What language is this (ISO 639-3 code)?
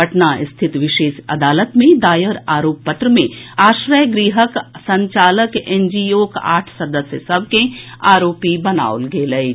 mai